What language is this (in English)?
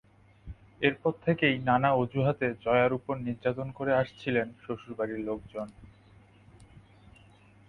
Bangla